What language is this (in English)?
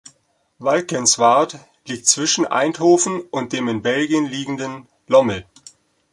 German